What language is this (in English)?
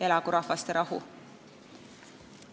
Estonian